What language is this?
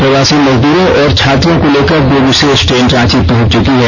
Hindi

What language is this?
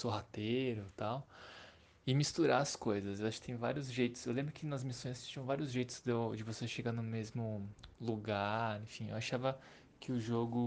Portuguese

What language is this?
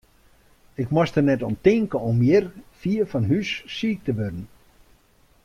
Western Frisian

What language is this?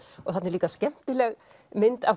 Icelandic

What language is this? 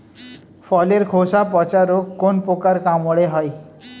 Bangla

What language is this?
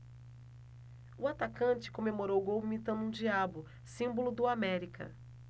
Portuguese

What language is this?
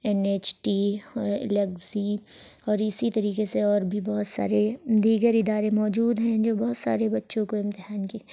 Urdu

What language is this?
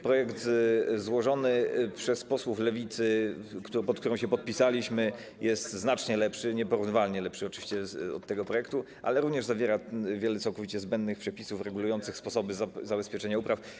Polish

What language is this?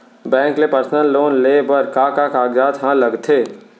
Chhattisgarhi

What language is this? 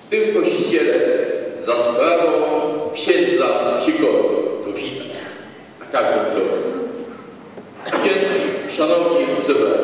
Polish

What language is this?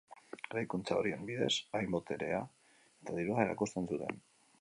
Basque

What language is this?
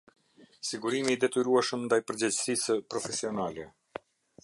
Albanian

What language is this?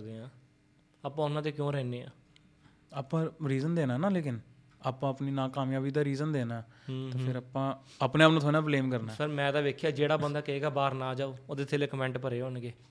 Punjabi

